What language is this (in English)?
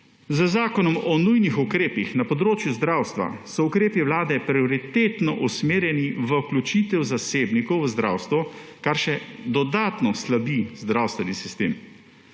Slovenian